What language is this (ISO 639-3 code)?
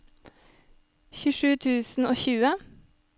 nor